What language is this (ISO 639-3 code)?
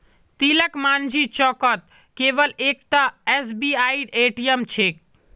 mag